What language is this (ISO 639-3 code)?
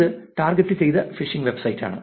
mal